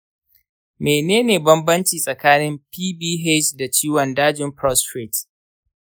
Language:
Hausa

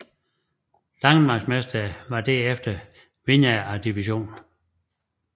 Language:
Danish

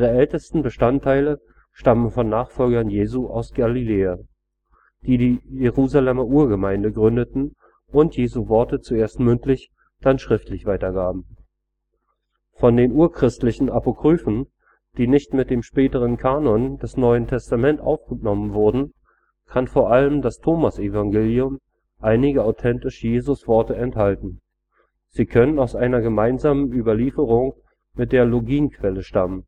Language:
German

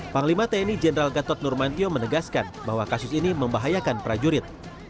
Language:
Indonesian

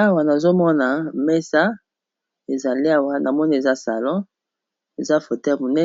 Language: Lingala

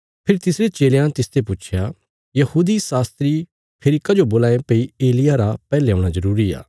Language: Bilaspuri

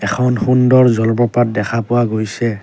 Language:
Assamese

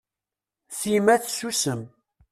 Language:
Kabyle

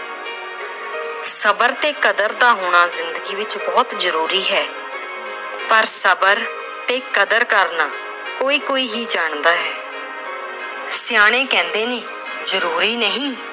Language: Punjabi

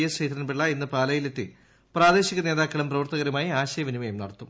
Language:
Malayalam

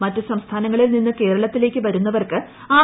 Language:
Malayalam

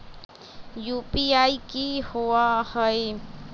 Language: Magahi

